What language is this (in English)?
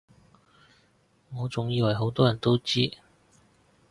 Cantonese